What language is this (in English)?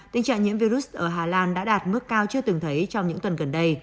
Vietnamese